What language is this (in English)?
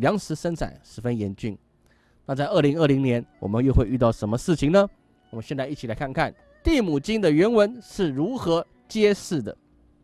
Chinese